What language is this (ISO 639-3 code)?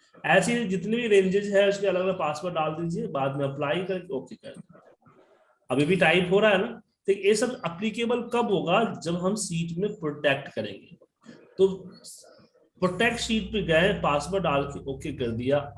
hin